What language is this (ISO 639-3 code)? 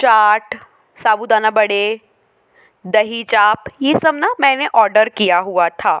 hin